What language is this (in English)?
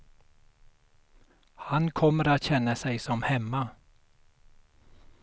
Swedish